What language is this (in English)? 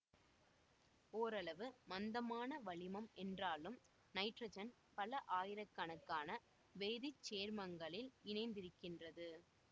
Tamil